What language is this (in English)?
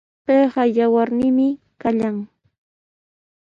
Sihuas Ancash Quechua